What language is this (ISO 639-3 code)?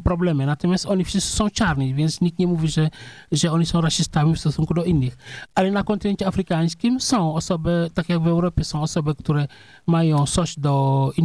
pol